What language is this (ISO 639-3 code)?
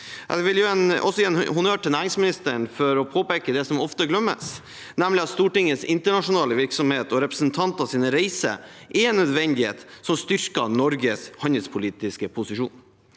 nor